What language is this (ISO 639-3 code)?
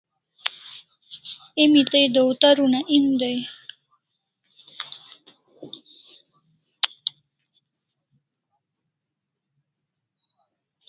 kls